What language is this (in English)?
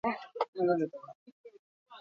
Basque